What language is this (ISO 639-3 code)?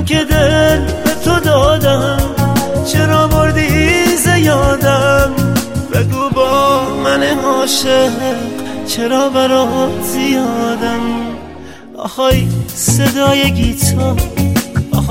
fas